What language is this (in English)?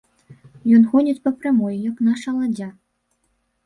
Belarusian